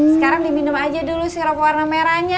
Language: Indonesian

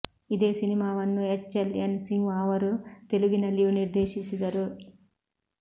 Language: Kannada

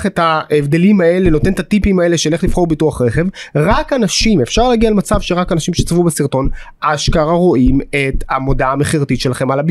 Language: Hebrew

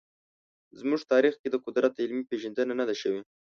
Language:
Pashto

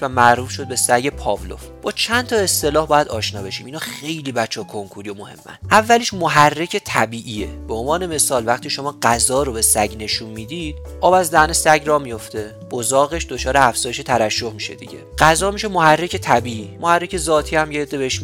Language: Persian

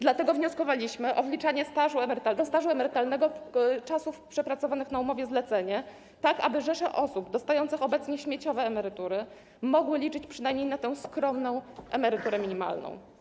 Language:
Polish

